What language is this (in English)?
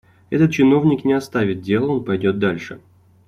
Russian